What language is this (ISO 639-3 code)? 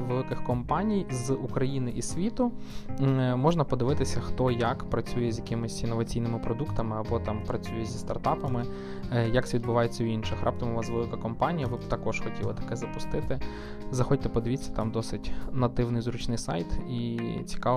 ukr